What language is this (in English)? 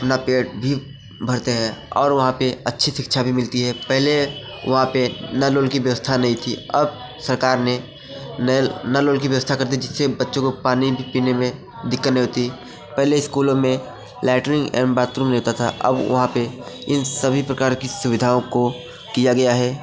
Hindi